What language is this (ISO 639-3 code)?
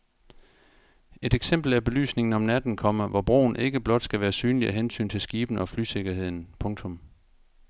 dan